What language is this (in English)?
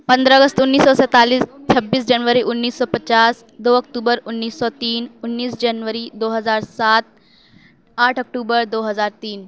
Urdu